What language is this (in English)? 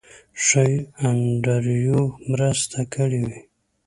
Pashto